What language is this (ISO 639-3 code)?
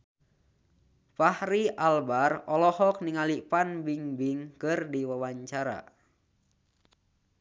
sun